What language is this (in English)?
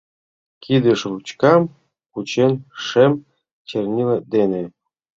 Mari